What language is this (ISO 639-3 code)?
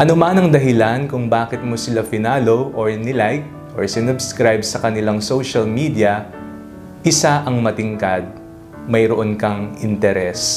fil